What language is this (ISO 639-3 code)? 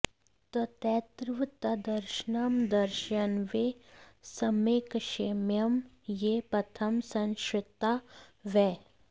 san